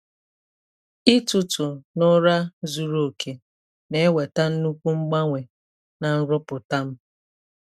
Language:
Igbo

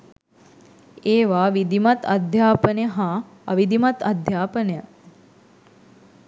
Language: Sinhala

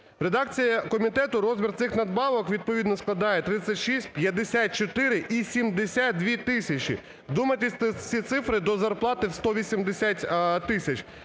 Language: Ukrainian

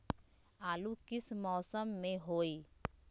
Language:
Magahi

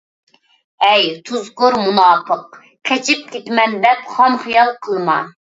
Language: Uyghur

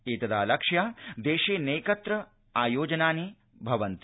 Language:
Sanskrit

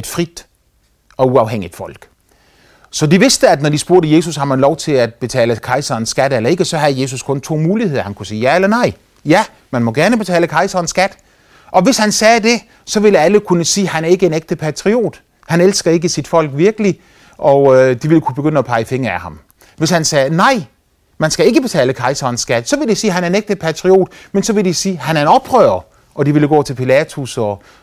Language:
Danish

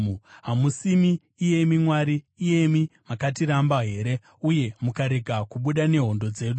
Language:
Shona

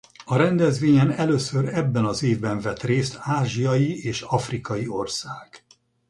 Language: Hungarian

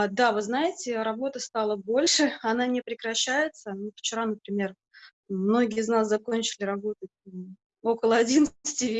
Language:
Russian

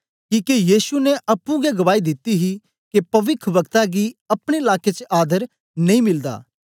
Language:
Dogri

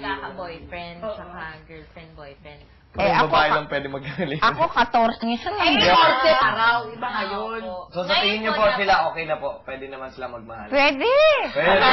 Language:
Filipino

